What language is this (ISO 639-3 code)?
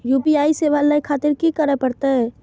mai